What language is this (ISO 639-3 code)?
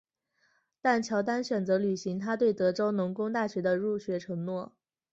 zho